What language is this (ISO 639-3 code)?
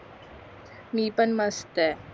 mar